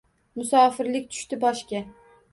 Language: Uzbek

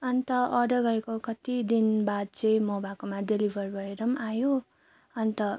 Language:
Nepali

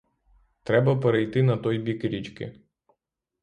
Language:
Ukrainian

